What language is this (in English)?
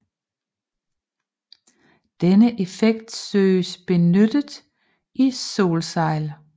Danish